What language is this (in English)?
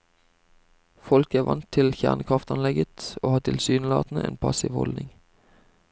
Norwegian